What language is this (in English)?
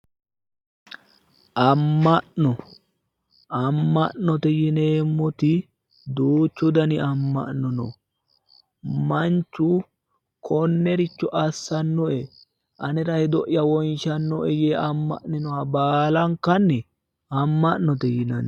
Sidamo